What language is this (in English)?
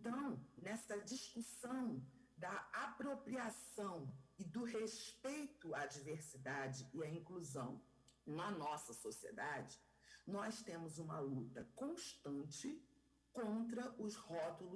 Portuguese